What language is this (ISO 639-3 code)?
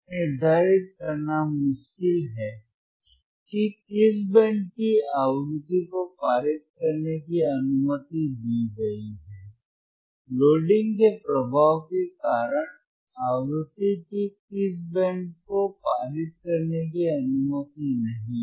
hin